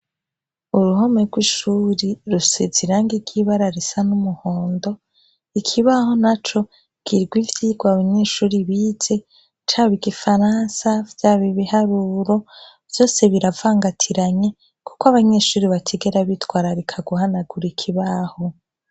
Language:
Rundi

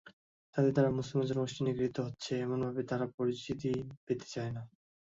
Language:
Bangla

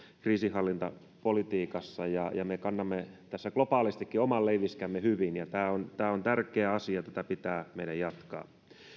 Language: Finnish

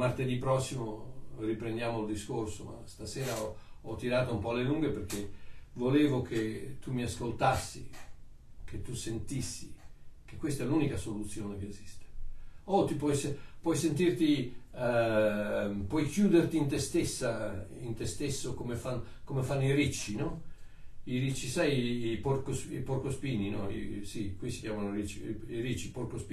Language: Italian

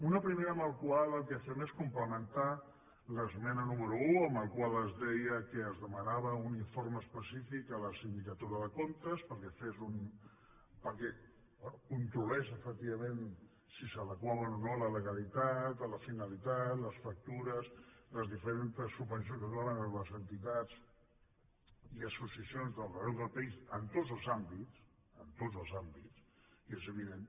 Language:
Catalan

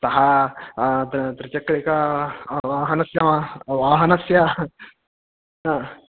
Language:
Sanskrit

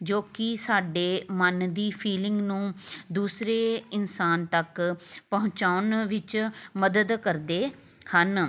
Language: Punjabi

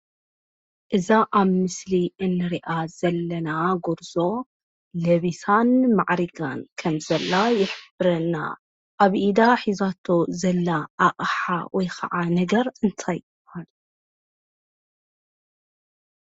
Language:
Tigrinya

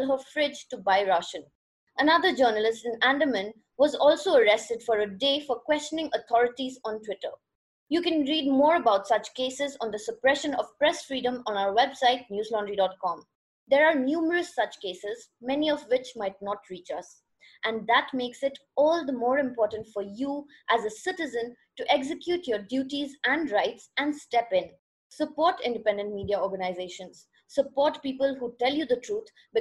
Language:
English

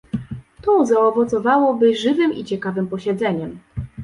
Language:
Polish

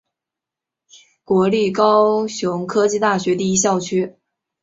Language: Chinese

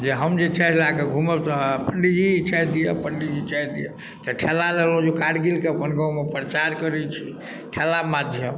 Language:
Maithili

